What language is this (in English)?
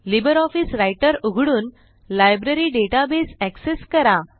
Marathi